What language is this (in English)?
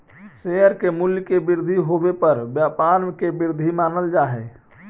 Magahi